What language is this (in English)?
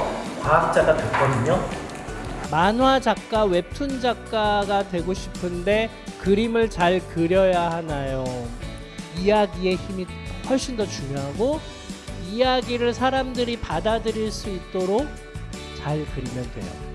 Korean